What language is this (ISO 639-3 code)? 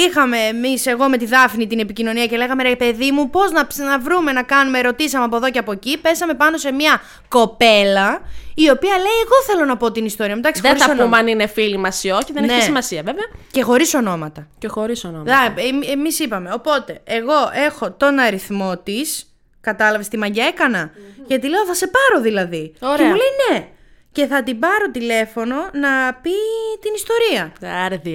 ell